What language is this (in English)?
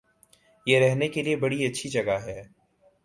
Urdu